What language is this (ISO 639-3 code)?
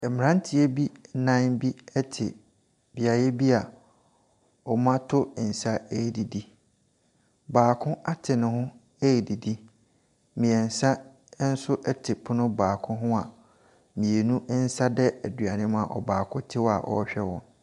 aka